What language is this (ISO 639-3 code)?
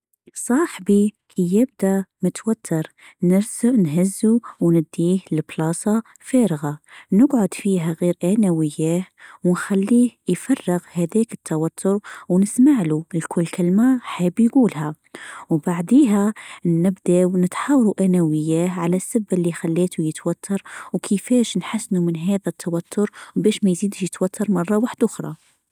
aeb